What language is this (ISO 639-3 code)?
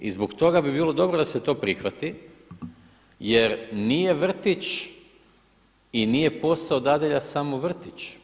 hrv